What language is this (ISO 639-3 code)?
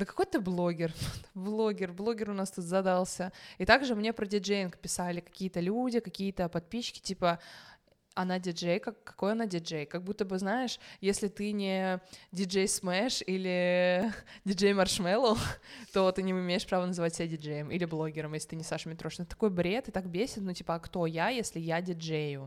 rus